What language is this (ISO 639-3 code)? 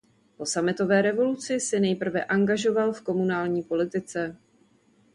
ces